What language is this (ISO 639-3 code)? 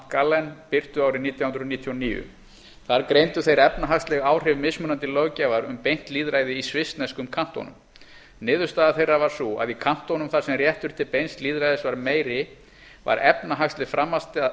isl